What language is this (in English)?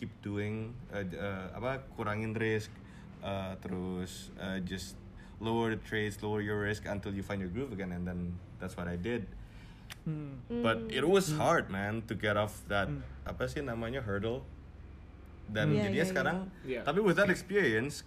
Indonesian